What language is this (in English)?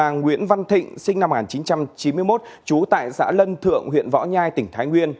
Vietnamese